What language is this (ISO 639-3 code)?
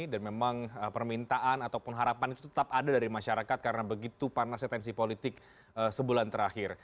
ind